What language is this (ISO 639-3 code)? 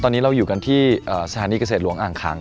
tha